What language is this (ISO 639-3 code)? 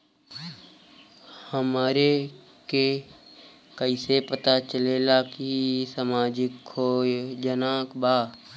bho